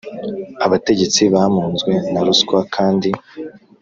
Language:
Kinyarwanda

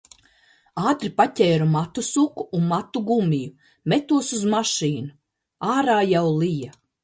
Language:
Latvian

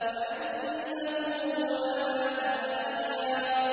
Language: Arabic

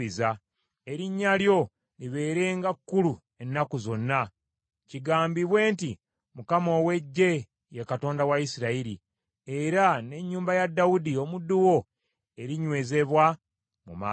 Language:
Ganda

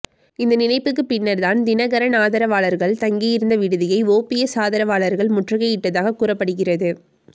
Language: Tamil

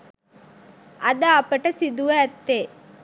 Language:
Sinhala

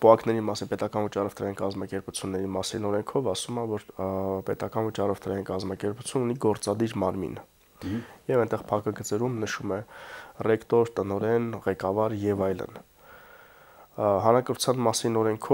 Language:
Romanian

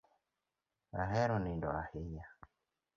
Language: Luo (Kenya and Tanzania)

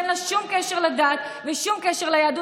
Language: Hebrew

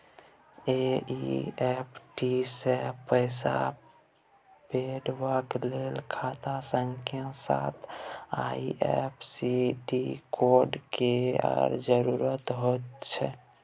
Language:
Maithili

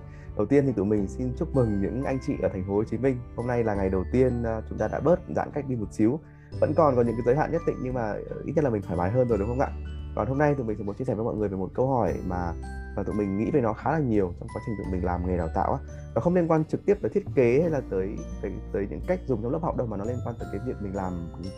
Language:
Vietnamese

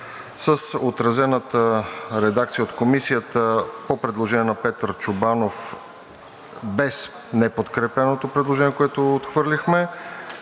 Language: Bulgarian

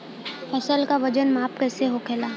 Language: Bhojpuri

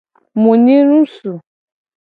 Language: Gen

